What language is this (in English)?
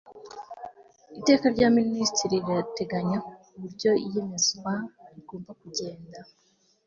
Kinyarwanda